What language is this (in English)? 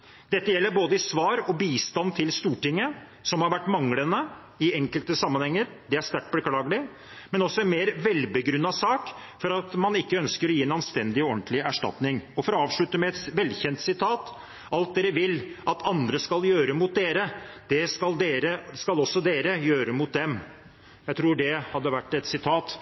Norwegian Bokmål